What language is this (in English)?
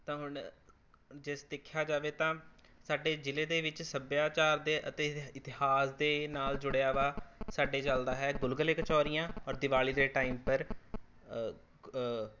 Punjabi